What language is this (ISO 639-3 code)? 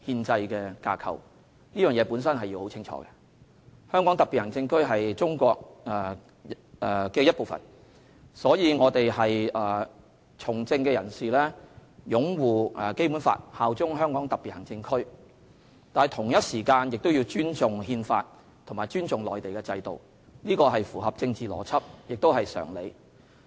yue